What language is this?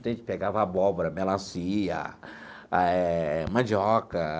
Portuguese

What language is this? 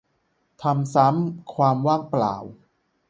Thai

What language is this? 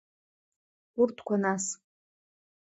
Abkhazian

